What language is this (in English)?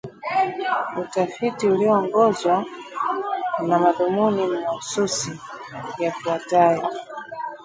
Swahili